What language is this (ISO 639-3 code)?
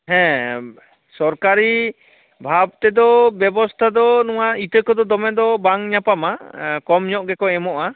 sat